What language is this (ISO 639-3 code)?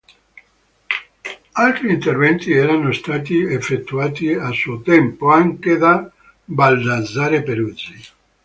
ita